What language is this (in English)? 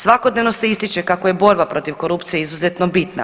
Croatian